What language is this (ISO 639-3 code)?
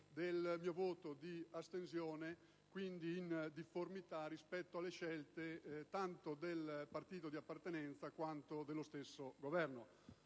ita